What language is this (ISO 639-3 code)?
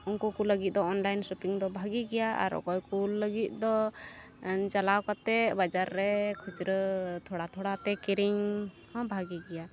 sat